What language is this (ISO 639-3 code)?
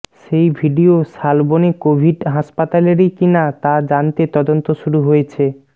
ben